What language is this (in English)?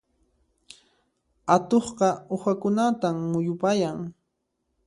Puno Quechua